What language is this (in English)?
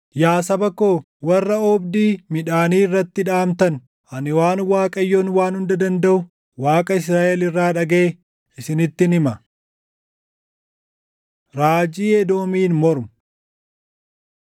Oromo